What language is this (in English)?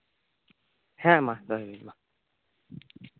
Santali